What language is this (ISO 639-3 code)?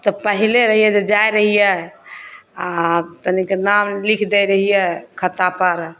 mai